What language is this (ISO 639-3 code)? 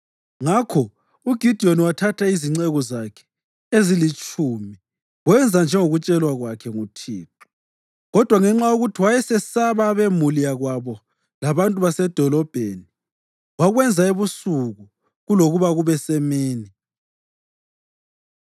nde